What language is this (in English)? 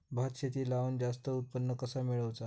Marathi